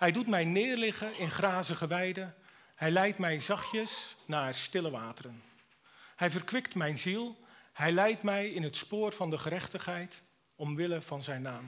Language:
Dutch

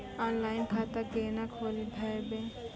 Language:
Maithili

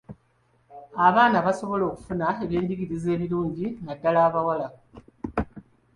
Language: Ganda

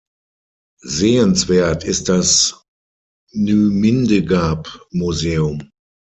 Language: German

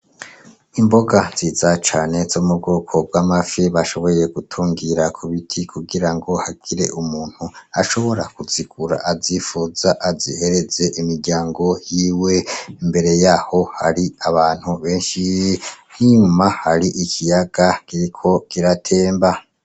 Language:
Rundi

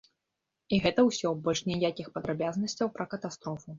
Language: Belarusian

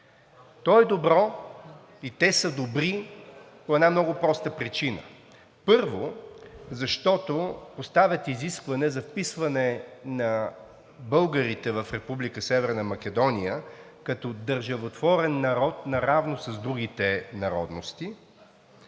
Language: Bulgarian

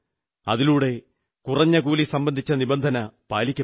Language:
Malayalam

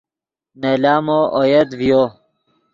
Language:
Yidgha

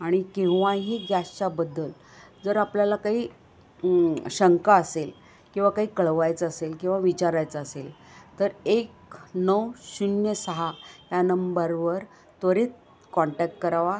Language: Marathi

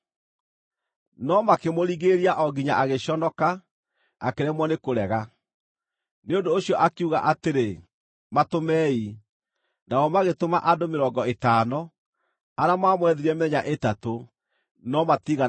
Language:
Kikuyu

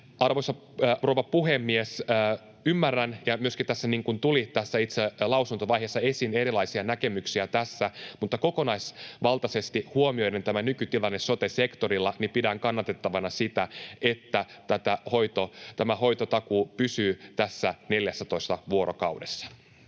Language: Finnish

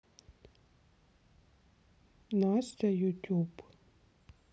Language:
Russian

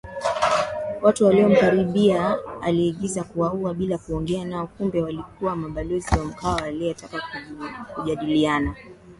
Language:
Swahili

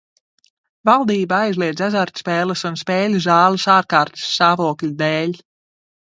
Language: Latvian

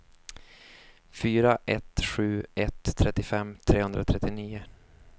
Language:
Swedish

